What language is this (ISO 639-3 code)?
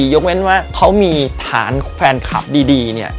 tha